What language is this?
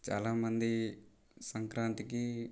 Telugu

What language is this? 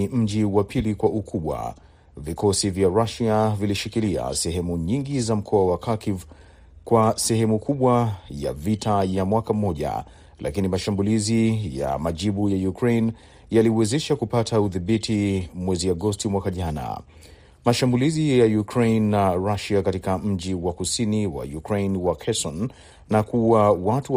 Swahili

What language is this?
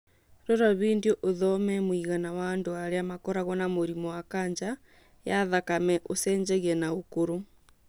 Kikuyu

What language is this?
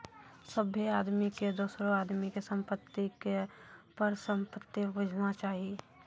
Maithili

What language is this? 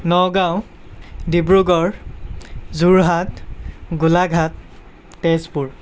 Assamese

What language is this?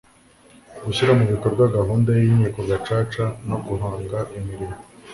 Kinyarwanda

